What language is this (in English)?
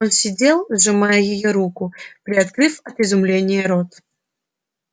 Russian